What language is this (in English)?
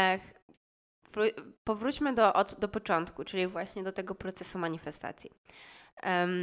Polish